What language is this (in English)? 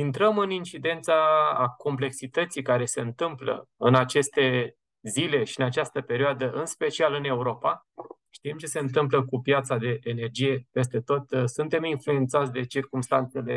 Romanian